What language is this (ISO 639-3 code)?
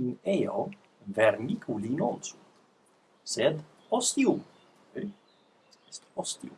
lat